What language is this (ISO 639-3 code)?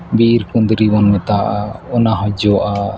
sat